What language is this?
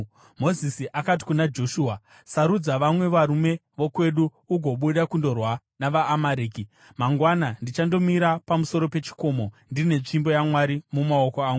Shona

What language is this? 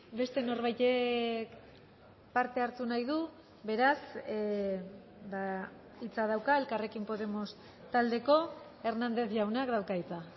Basque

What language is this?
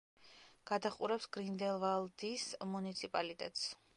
Georgian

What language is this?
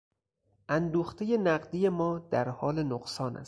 Persian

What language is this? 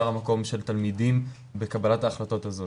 Hebrew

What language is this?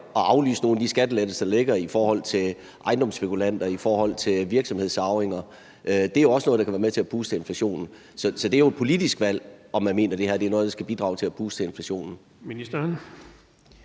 Danish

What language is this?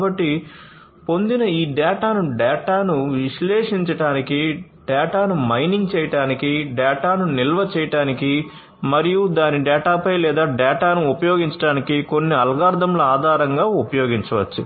Telugu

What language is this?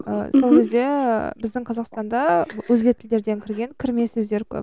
Kazakh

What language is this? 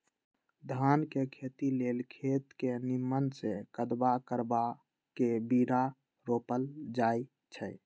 Magahi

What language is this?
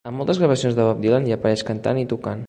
Catalan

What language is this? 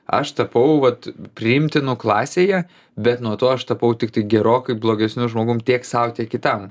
Lithuanian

